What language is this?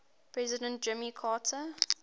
English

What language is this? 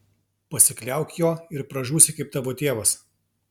Lithuanian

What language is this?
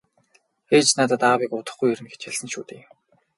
Mongolian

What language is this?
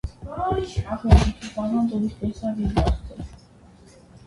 Armenian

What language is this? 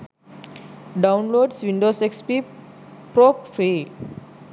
Sinhala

